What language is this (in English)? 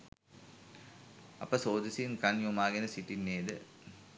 Sinhala